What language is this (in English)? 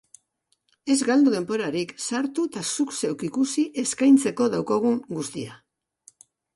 Basque